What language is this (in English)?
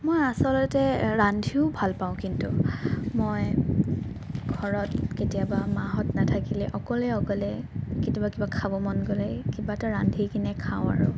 Assamese